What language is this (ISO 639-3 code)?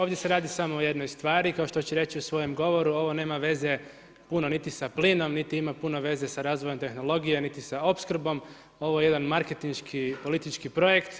hrv